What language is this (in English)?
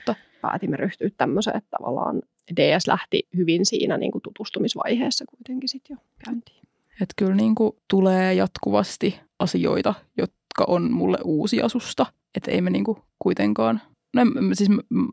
Finnish